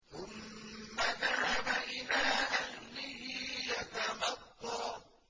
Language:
Arabic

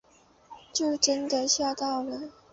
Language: Chinese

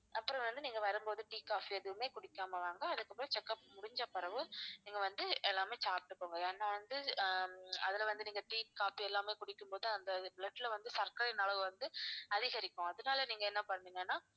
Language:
Tamil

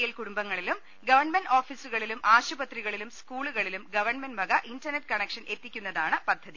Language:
Malayalam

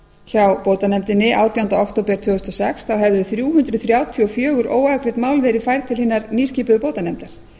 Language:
Icelandic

